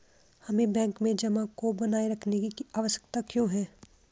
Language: Hindi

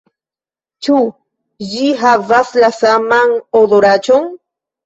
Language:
Esperanto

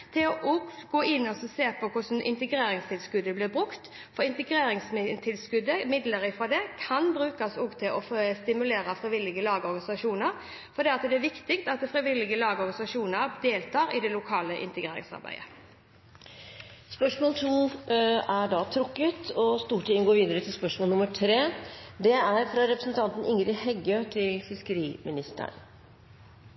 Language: Norwegian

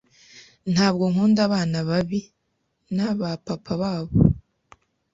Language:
Kinyarwanda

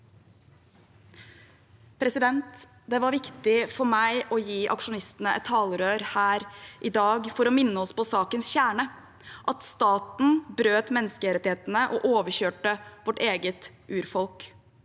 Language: Norwegian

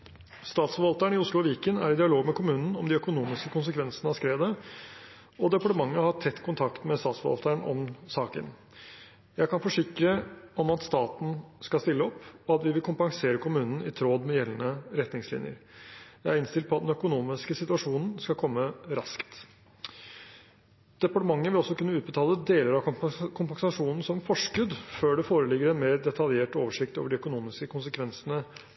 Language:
Norwegian Bokmål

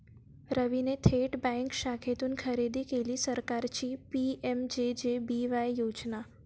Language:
Marathi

